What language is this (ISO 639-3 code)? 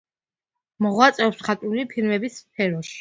kat